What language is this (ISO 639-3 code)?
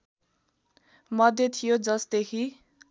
nep